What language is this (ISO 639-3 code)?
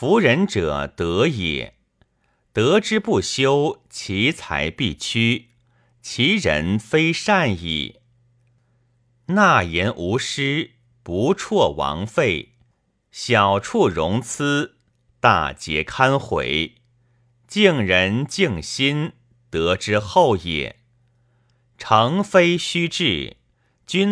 zho